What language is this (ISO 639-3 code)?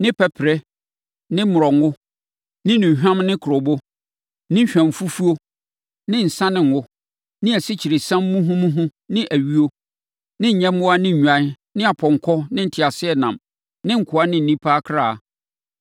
aka